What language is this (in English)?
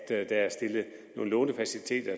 Danish